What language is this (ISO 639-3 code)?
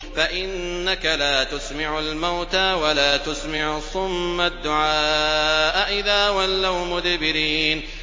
ara